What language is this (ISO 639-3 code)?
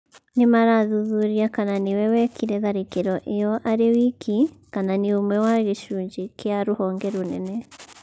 kik